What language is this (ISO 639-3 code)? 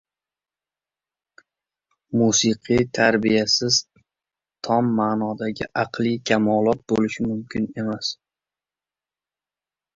uzb